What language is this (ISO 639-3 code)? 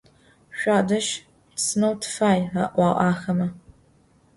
ady